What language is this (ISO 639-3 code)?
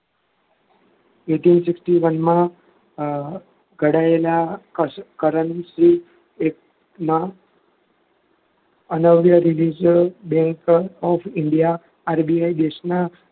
guj